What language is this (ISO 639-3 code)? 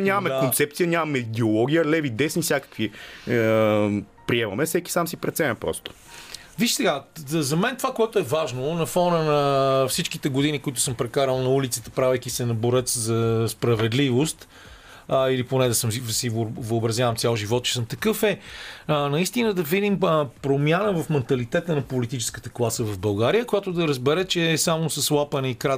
bul